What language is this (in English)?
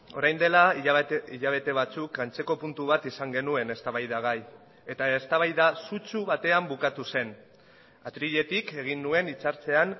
Basque